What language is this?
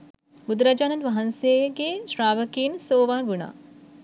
Sinhala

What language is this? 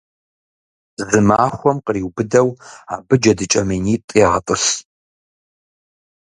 Kabardian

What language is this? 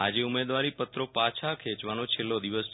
Gujarati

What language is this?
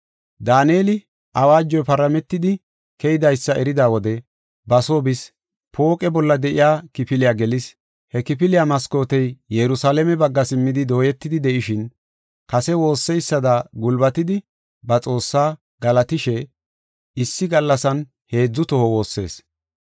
Gofa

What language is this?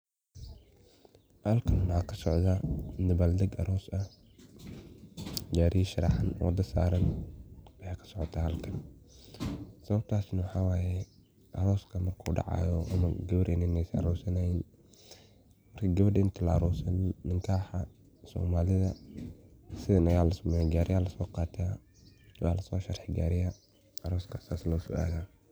Somali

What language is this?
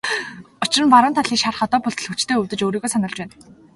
Mongolian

